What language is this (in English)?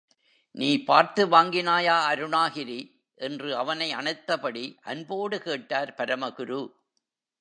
Tamil